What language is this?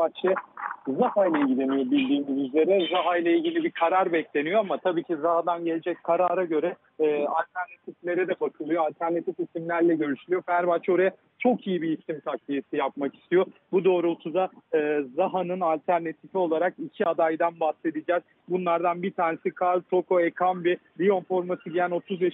Turkish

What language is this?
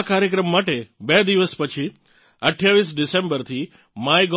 Gujarati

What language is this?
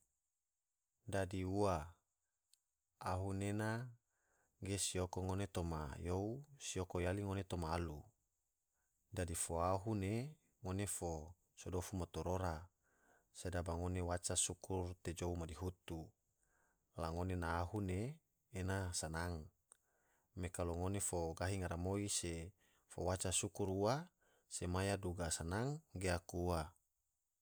Tidore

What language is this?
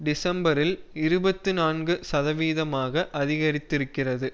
Tamil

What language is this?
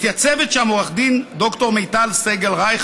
Hebrew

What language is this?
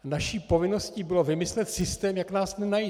Czech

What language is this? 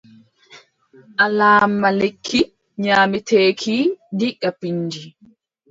Adamawa Fulfulde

